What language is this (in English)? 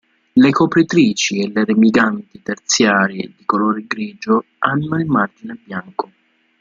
Italian